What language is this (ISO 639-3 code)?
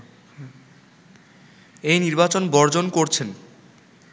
ben